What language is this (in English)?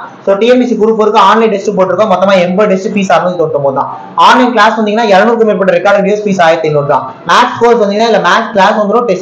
Hindi